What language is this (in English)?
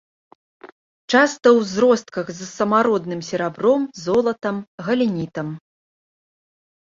Belarusian